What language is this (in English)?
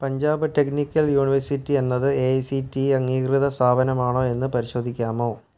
Malayalam